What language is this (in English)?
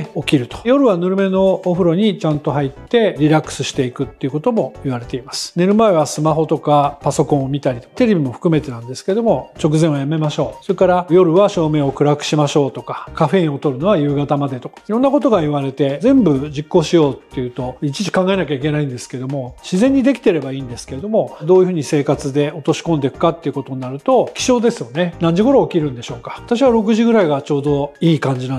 Japanese